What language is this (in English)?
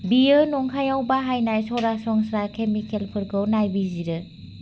Bodo